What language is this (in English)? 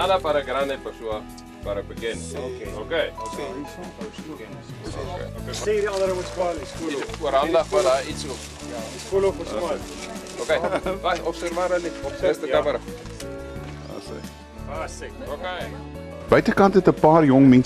Dutch